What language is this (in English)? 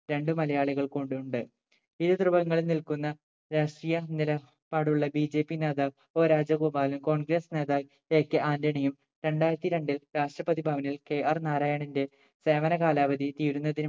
Malayalam